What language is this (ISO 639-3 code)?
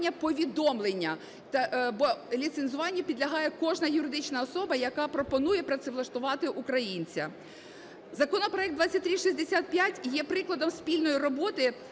ukr